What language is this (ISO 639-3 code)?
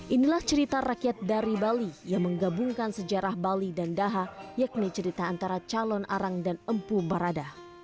ind